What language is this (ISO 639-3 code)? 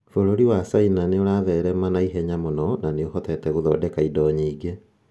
kik